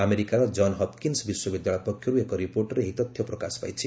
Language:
Odia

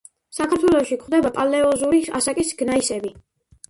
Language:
Georgian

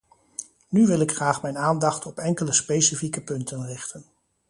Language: Dutch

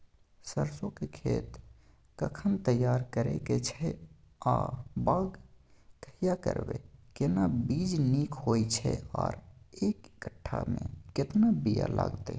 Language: Maithili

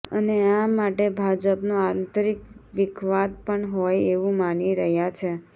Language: Gujarati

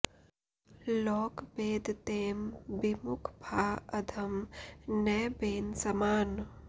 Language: Sanskrit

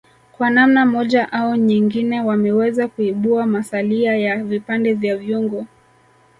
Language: Swahili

